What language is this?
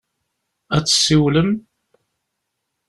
Kabyle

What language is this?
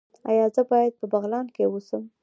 Pashto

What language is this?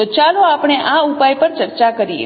Gujarati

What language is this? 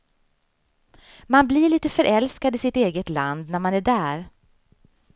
Swedish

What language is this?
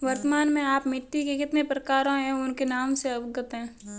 Hindi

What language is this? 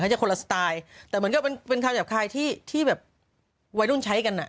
Thai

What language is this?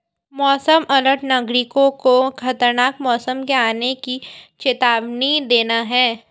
Hindi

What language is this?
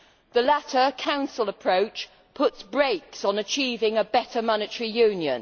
English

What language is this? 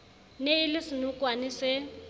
Southern Sotho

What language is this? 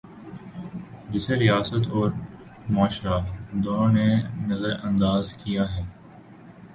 Urdu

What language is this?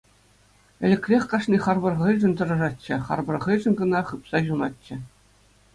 Chuvash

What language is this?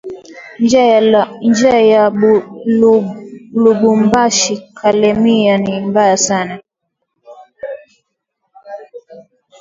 Swahili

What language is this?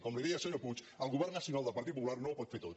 Catalan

